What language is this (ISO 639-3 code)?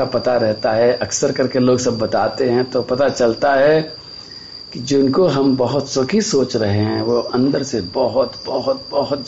hin